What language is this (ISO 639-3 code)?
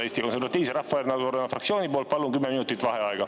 est